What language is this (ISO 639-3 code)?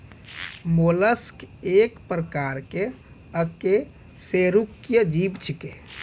mai